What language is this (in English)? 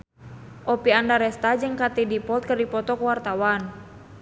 Sundanese